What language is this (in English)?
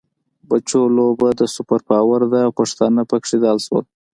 Pashto